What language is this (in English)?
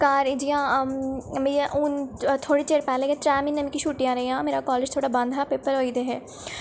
Dogri